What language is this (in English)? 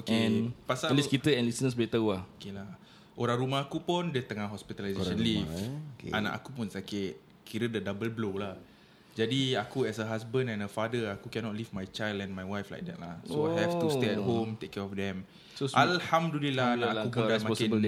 Malay